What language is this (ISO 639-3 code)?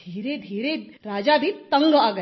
hin